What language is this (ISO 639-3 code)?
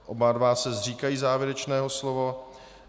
ces